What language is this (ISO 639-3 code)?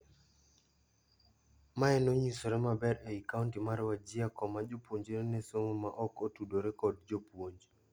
luo